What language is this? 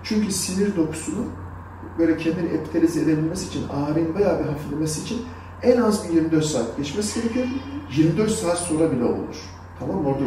Turkish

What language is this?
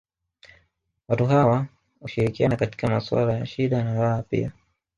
Swahili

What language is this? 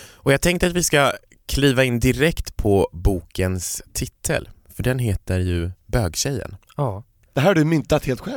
Swedish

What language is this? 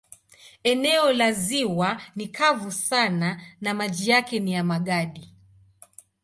Swahili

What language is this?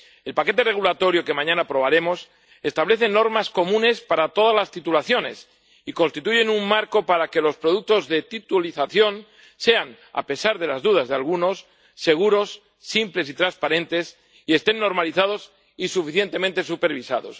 Spanish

